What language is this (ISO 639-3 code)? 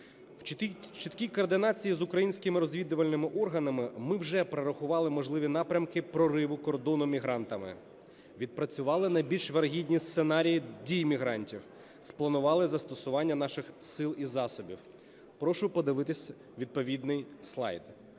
ukr